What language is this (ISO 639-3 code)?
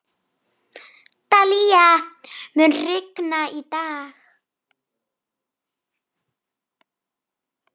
isl